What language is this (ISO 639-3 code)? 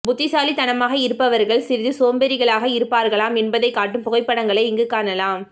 tam